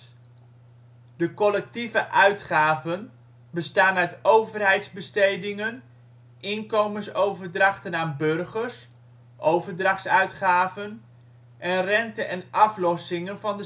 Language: Dutch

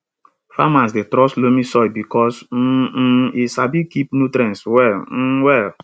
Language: Nigerian Pidgin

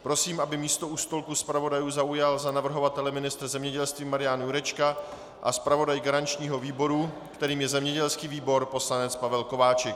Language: Czech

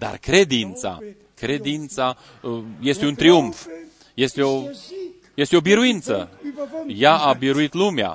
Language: Romanian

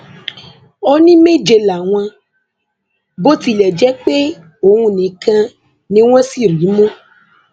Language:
Yoruba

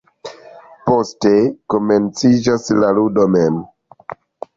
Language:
Esperanto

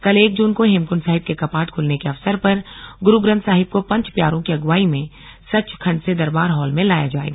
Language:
Hindi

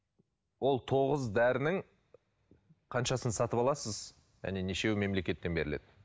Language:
Kazakh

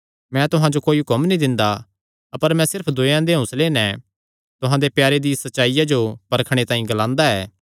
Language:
Kangri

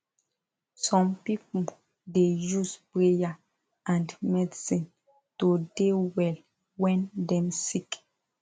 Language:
Nigerian Pidgin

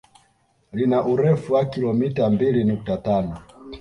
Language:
Swahili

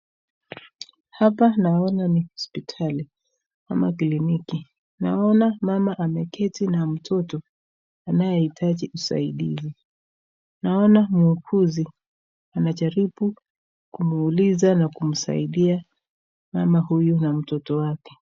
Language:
Swahili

